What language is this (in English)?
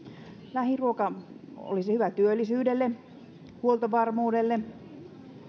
Finnish